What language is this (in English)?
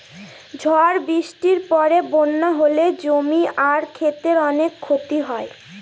Bangla